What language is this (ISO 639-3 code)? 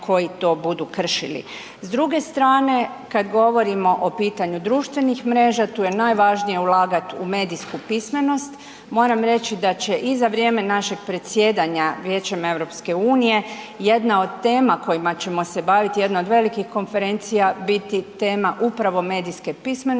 hrv